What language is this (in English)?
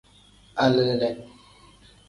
Tem